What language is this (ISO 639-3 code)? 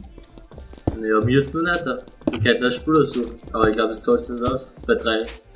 deu